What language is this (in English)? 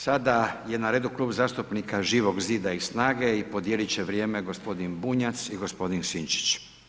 Croatian